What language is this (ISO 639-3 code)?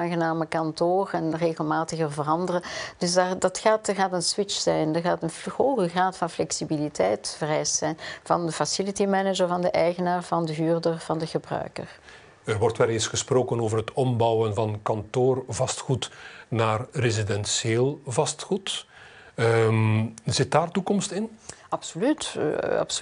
nld